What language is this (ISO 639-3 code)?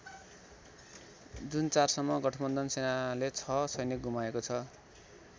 nep